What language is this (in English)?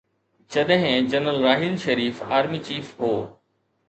Sindhi